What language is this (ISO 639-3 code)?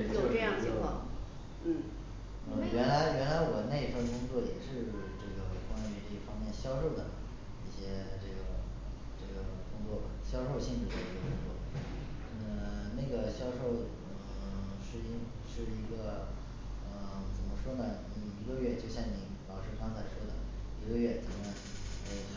zho